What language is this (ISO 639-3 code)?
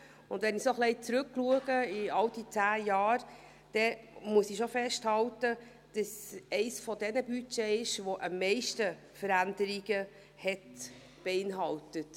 gsw